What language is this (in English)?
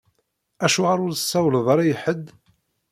Kabyle